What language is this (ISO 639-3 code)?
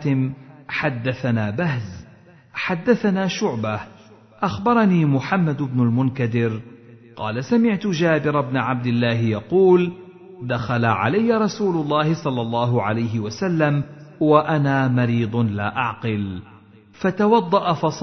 ara